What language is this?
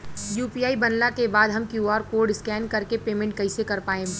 Bhojpuri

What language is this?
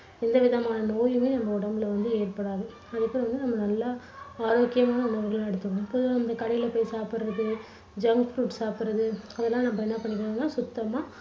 Tamil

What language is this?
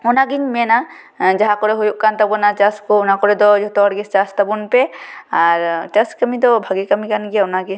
Santali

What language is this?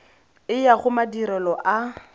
Tswana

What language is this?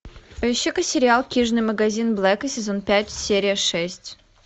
Russian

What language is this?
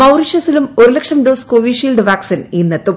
Malayalam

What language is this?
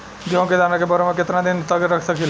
Bhojpuri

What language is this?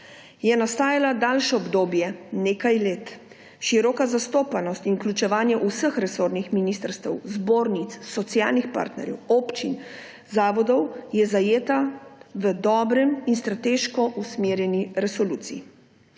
Slovenian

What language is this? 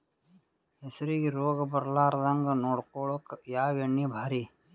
Kannada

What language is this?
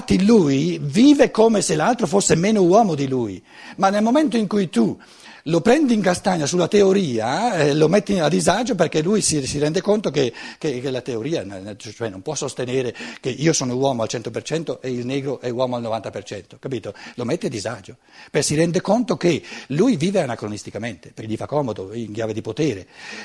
Italian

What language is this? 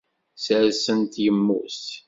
Kabyle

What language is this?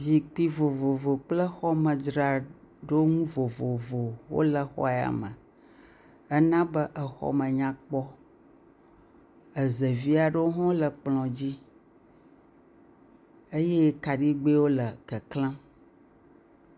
Ewe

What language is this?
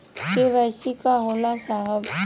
Bhojpuri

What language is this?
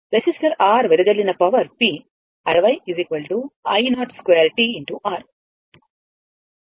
Telugu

